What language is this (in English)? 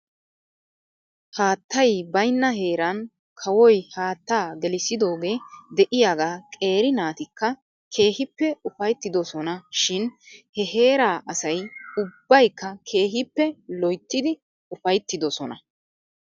Wolaytta